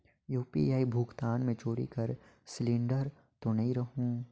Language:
Chhattisgarhi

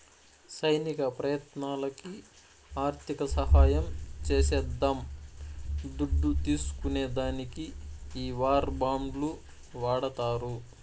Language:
Telugu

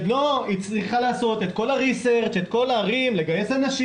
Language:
Hebrew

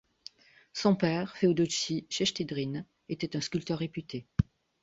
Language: French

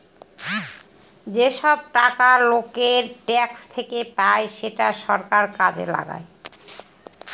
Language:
Bangla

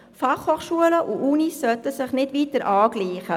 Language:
Swiss German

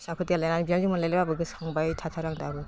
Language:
Bodo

